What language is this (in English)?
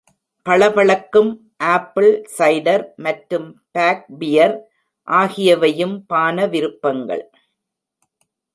Tamil